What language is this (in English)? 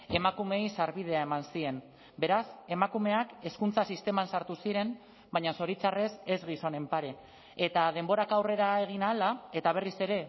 Basque